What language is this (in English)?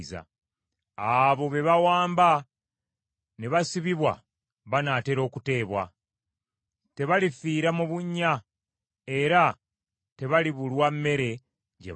Ganda